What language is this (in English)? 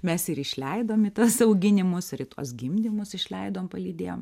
Lithuanian